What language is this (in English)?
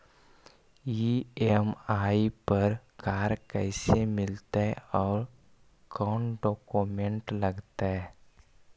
Magahi